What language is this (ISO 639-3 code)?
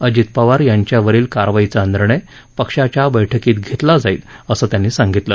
mar